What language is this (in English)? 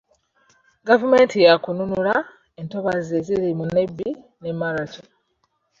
Ganda